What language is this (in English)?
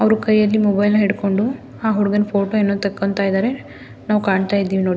Kannada